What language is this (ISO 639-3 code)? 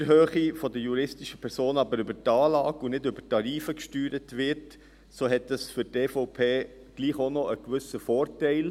gsw